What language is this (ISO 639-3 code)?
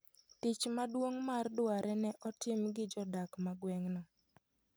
luo